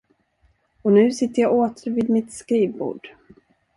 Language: Swedish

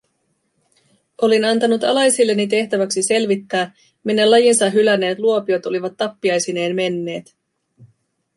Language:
Finnish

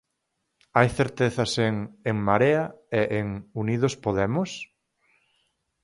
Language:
Galician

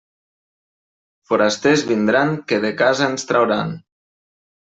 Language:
Catalan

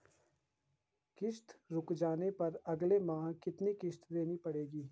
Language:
Hindi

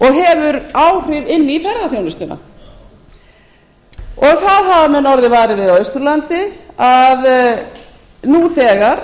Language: Icelandic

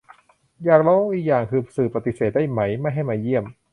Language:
Thai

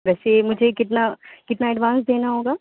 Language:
Urdu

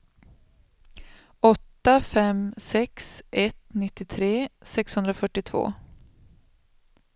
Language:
Swedish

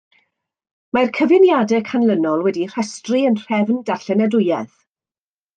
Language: Welsh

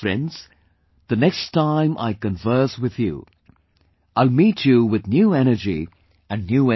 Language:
English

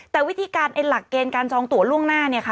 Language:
Thai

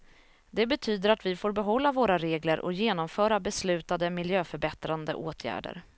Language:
Swedish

